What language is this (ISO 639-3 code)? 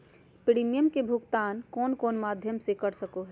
mag